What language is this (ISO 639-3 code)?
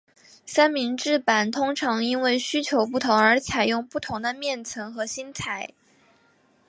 zho